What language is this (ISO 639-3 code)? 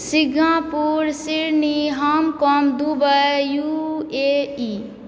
mai